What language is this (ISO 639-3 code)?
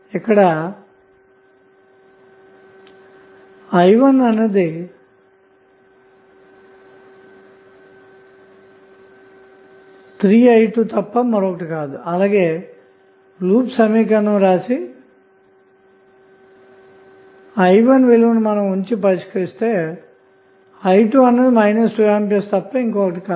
tel